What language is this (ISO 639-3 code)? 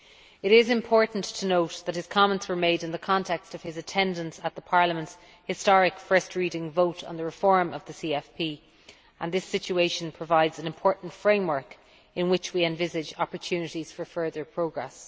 eng